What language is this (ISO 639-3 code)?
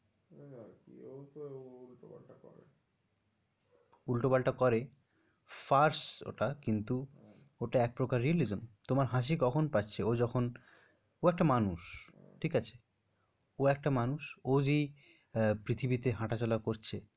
ben